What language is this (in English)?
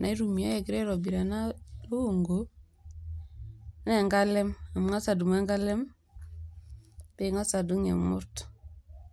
Masai